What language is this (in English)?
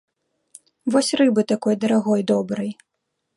Belarusian